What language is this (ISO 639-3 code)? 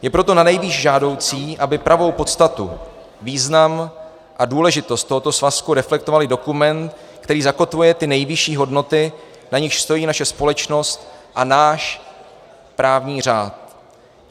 ces